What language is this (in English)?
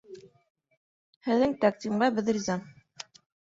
Bashkir